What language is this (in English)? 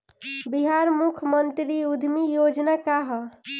Bhojpuri